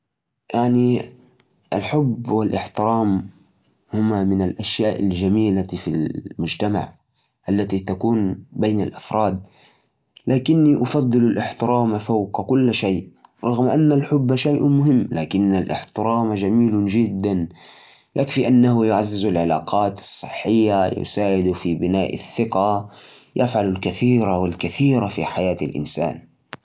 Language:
Najdi Arabic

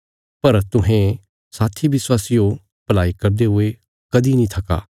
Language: Bilaspuri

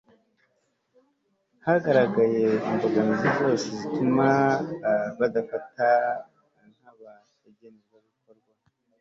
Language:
Kinyarwanda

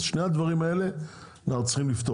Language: Hebrew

